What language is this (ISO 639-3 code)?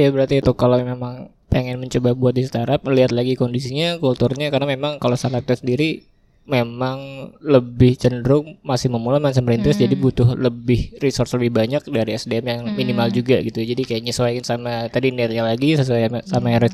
ind